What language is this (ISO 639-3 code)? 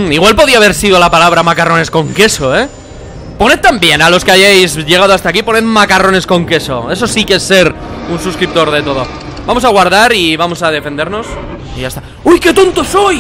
spa